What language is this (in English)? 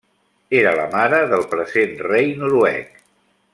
Catalan